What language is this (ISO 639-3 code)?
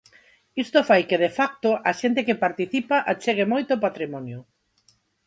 glg